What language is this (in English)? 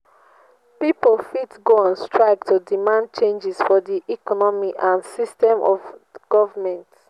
Nigerian Pidgin